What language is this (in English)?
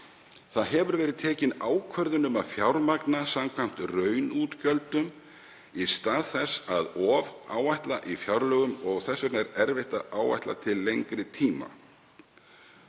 Icelandic